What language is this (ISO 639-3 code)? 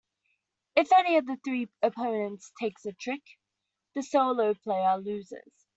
eng